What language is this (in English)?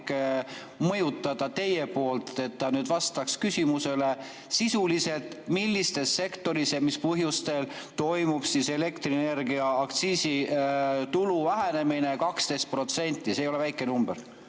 Estonian